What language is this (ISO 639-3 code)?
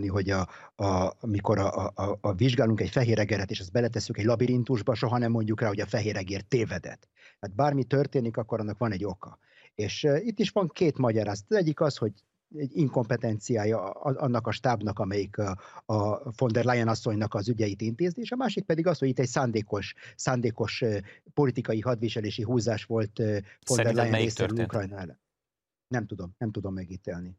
hun